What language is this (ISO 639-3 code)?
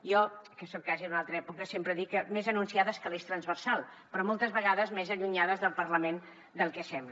cat